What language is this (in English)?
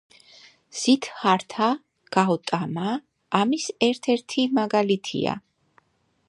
Georgian